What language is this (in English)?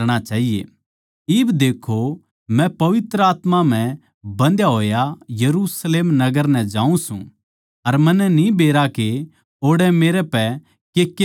Haryanvi